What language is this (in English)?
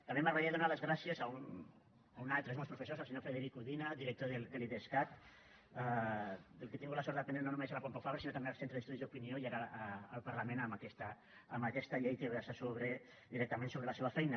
Catalan